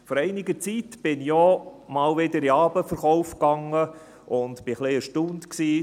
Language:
Swiss German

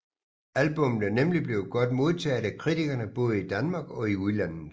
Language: Danish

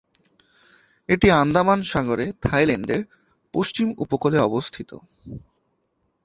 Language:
Bangla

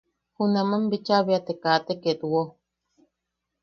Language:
Yaqui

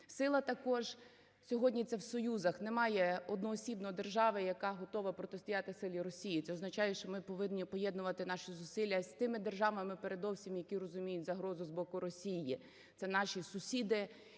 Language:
Ukrainian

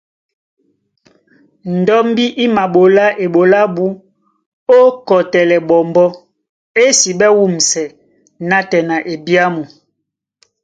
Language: Duala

